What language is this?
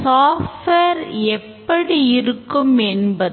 Tamil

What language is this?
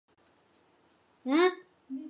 Chinese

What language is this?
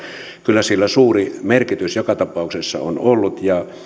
Finnish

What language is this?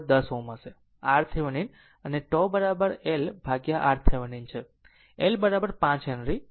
Gujarati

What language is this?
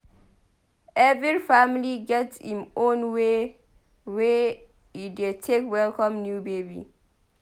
Nigerian Pidgin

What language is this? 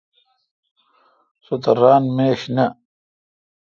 Kalkoti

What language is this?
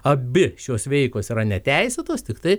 Lithuanian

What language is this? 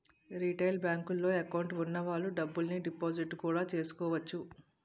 Telugu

